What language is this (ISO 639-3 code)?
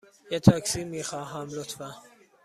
fas